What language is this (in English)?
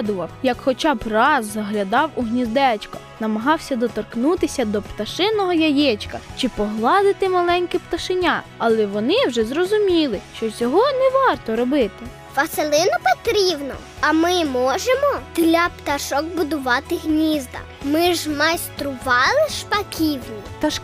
Ukrainian